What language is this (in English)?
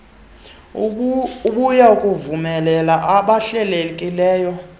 Xhosa